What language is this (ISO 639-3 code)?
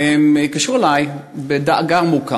heb